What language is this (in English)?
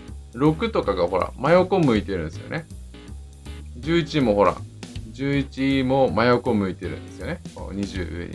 Japanese